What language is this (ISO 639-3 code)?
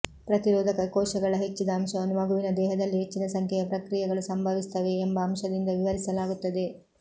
kan